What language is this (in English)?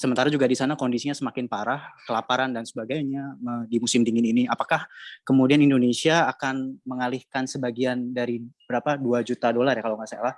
Indonesian